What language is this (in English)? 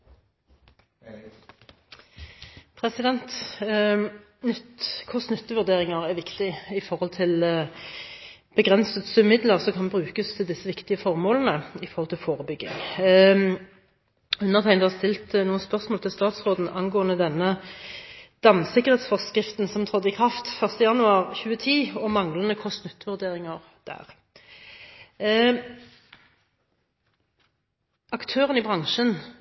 Norwegian Bokmål